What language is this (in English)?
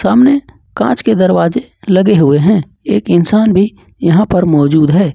Hindi